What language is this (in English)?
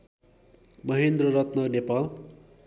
Nepali